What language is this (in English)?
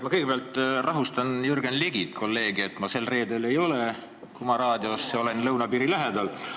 Estonian